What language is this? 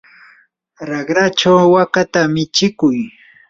Yanahuanca Pasco Quechua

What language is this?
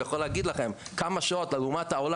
Hebrew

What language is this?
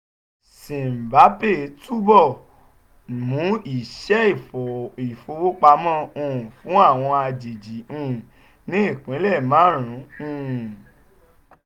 Yoruba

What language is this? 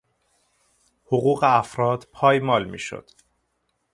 Persian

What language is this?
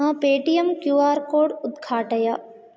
Sanskrit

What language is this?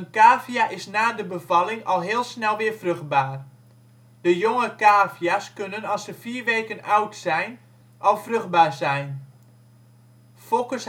Dutch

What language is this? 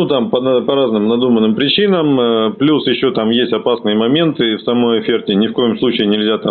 Russian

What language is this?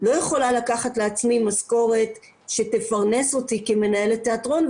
Hebrew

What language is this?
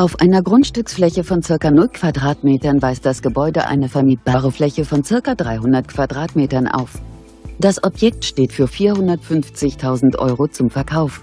German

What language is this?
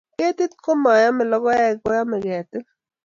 Kalenjin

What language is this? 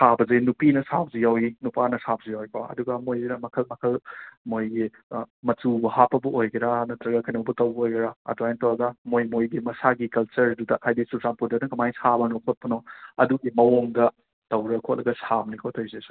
Manipuri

